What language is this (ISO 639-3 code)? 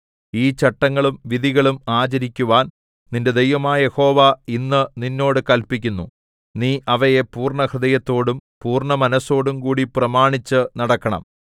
mal